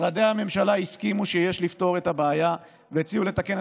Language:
Hebrew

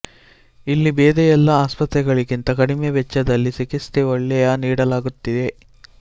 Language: Kannada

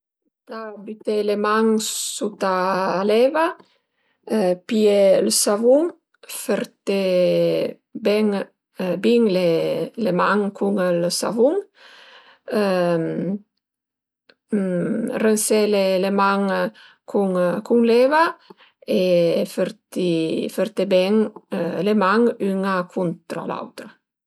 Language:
Piedmontese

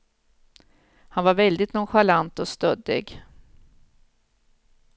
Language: Swedish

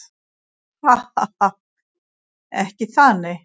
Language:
Icelandic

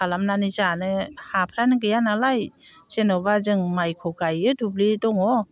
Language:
Bodo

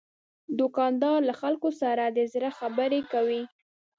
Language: Pashto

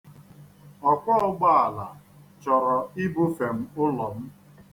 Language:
Igbo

